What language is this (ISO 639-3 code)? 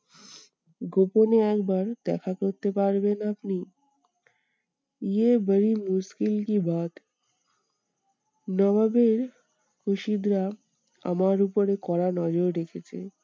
ben